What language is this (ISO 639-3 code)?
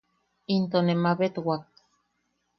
yaq